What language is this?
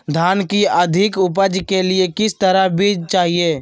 Magahi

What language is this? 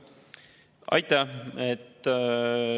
Estonian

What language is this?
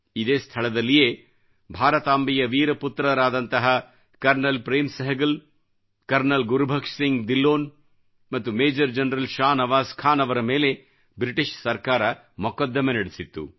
Kannada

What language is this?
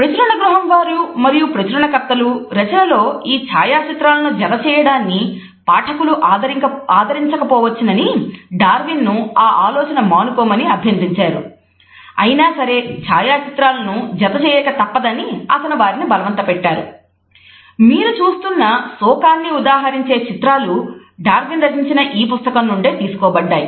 Telugu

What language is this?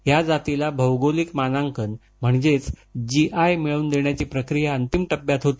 Marathi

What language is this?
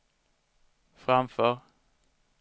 Swedish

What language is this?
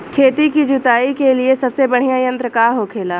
Bhojpuri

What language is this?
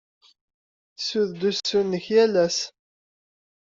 Kabyle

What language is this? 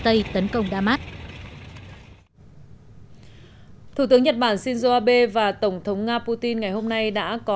Vietnamese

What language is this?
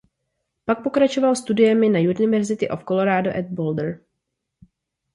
Czech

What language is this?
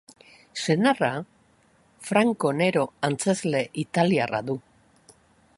Basque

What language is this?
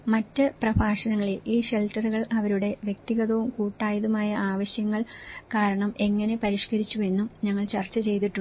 Malayalam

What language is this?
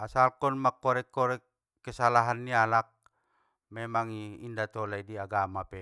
Batak Mandailing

